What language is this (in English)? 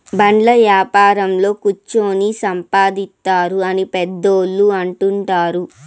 Telugu